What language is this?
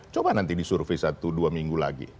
Indonesian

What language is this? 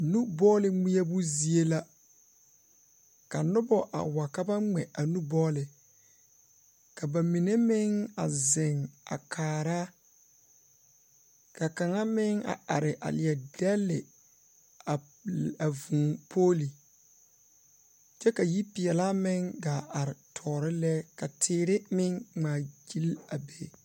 Southern Dagaare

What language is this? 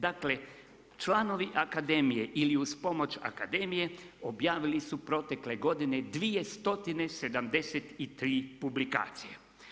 Croatian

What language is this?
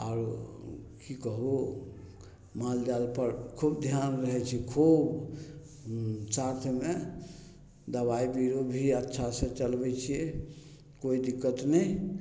Maithili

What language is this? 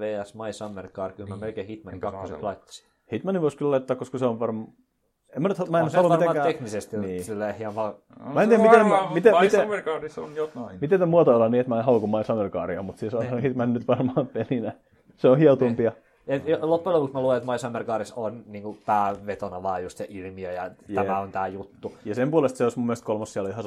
Finnish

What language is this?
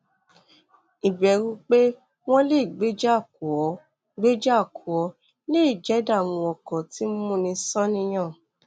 Yoruba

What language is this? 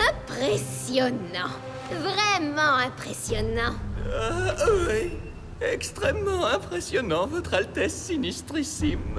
French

